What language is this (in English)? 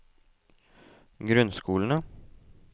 Norwegian